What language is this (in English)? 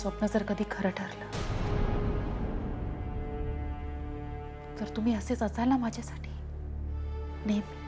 Hindi